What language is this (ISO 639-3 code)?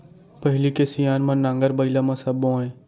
hne